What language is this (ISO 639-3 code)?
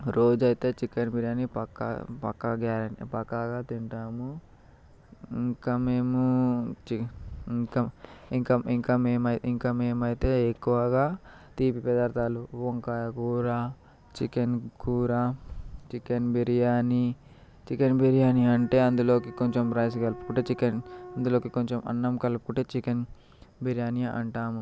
tel